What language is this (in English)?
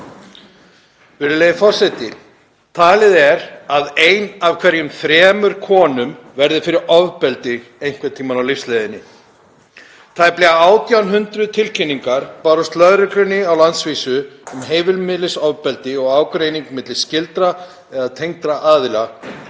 Icelandic